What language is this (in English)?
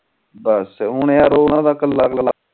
Punjabi